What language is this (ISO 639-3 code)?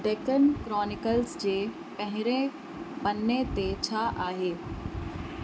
snd